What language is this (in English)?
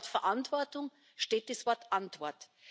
German